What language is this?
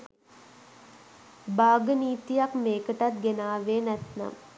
Sinhala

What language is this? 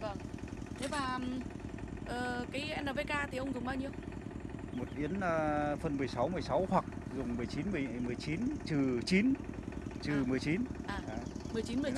Vietnamese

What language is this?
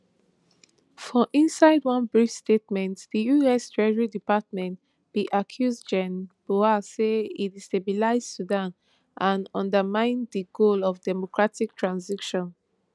Nigerian Pidgin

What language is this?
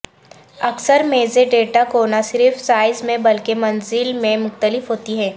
Urdu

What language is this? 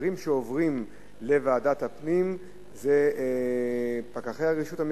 Hebrew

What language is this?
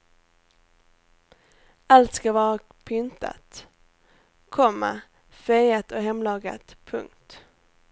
Swedish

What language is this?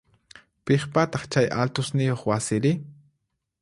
Puno Quechua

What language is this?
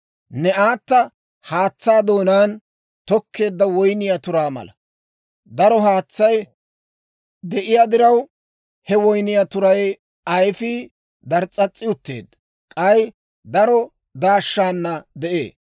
Dawro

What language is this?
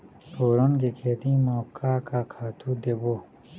Chhattisgarhi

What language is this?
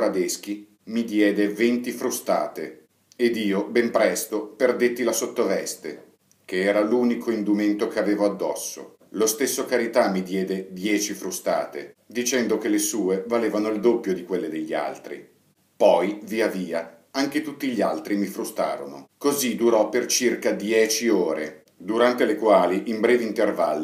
Italian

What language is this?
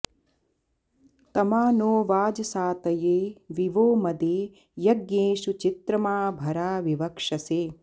Sanskrit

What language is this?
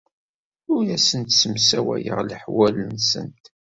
Kabyle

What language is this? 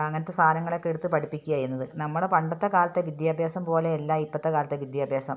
Malayalam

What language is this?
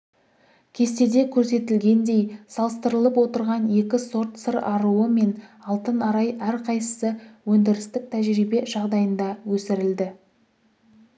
Kazakh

